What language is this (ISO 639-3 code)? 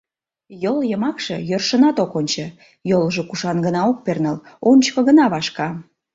chm